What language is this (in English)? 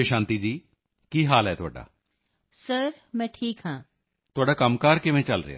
Punjabi